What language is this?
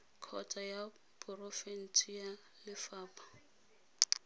Tswana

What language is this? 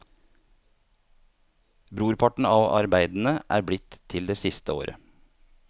Norwegian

